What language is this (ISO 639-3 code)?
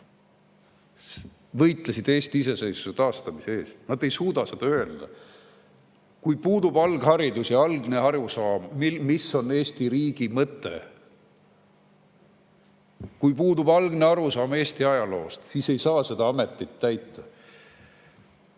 est